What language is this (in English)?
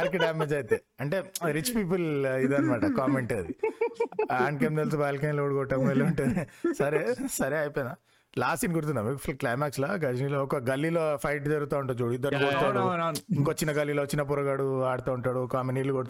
Telugu